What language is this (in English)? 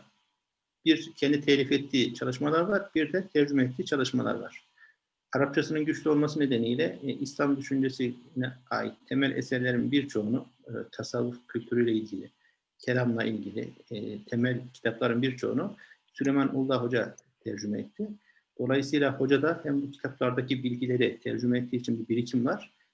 Turkish